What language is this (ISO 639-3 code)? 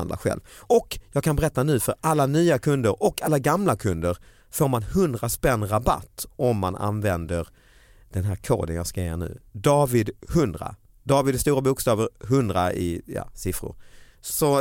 swe